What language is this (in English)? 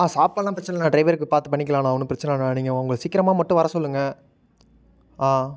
Tamil